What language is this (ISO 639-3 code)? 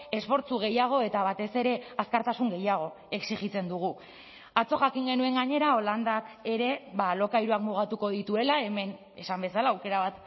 eus